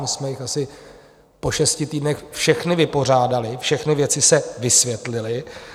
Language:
Czech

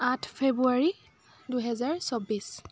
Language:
Assamese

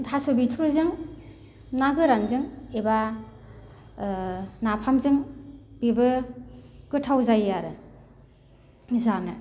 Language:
Bodo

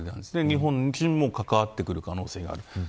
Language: Japanese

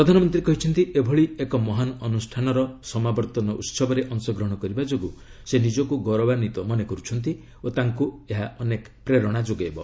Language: Odia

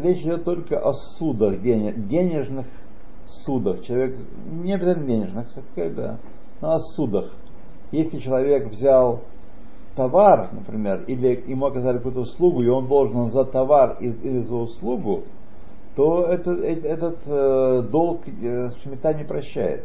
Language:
Russian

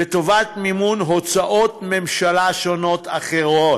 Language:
Hebrew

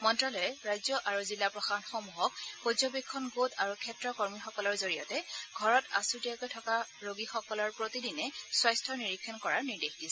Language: Assamese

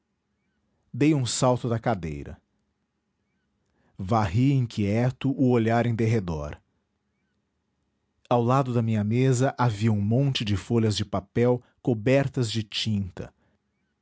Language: Portuguese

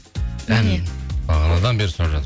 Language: Kazakh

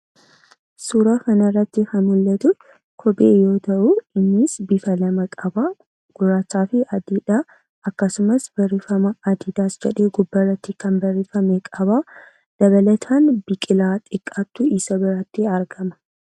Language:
Oromo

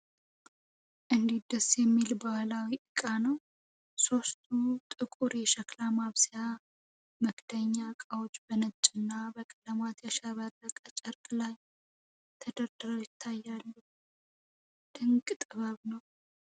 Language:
Amharic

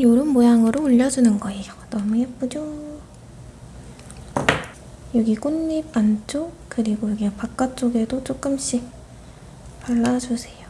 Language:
Korean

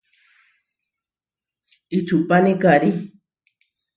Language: Huarijio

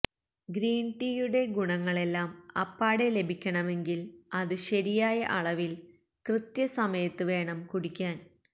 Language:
Malayalam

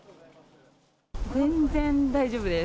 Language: Japanese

